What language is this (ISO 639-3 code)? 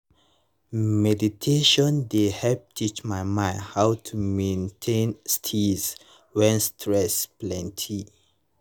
pcm